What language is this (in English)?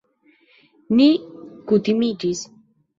Esperanto